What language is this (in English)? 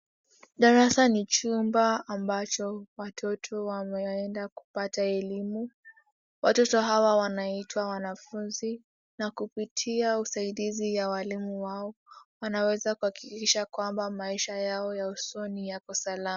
Swahili